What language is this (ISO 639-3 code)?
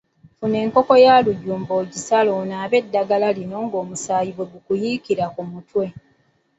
lug